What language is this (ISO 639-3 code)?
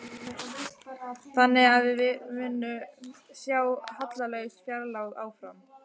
isl